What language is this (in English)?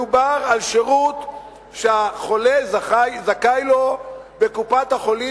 Hebrew